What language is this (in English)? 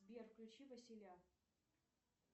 Russian